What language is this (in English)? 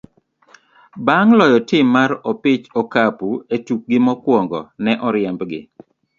Luo (Kenya and Tanzania)